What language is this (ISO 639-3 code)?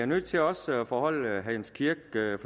dan